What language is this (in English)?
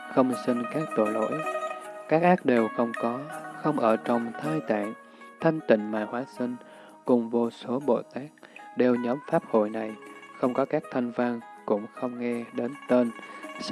Vietnamese